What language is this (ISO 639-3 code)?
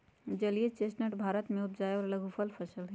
mag